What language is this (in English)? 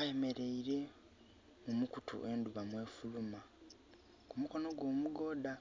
Soga